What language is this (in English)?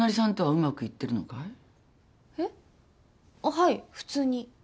Japanese